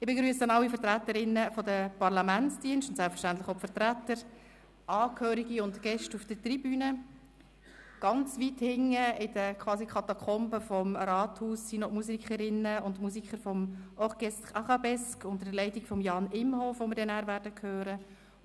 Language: Swiss German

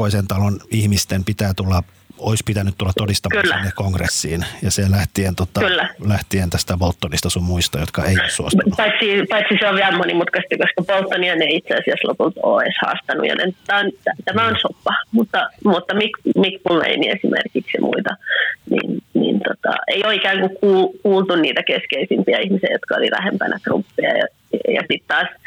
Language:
Finnish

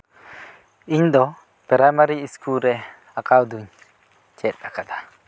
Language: Santali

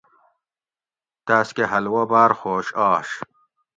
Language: Gawri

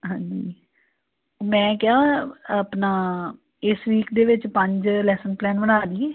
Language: Punjabi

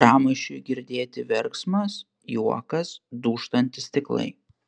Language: Lithuanian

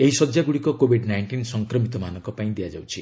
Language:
Odia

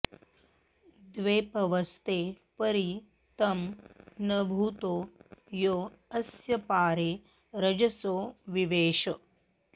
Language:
Sanskrit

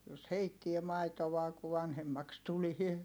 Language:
Finnish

